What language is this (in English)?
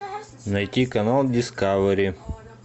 Russian